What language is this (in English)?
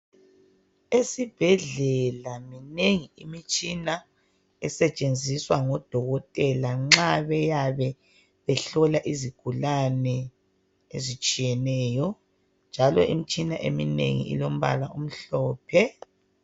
North Ndebele